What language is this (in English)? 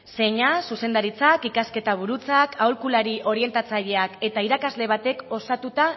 Basque